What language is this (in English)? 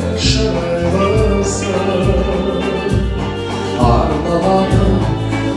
Turkish